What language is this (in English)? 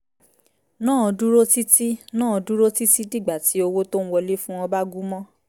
Yoruba